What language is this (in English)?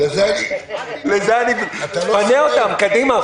Hebrew